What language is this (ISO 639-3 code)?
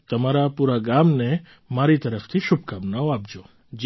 guj